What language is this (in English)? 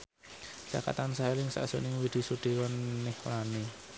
Javanese